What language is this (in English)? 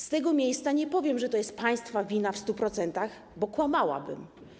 Polish